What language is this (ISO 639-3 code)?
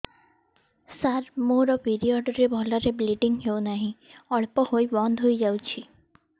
ori